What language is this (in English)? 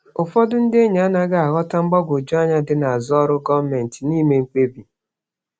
Igbo